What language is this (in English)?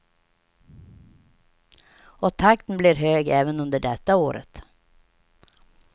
Swedish